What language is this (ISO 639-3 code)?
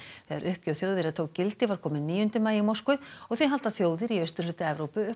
isl